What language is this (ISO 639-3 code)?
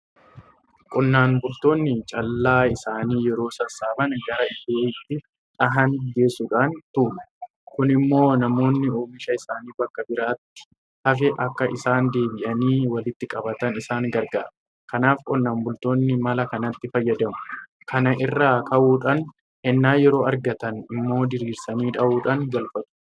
orm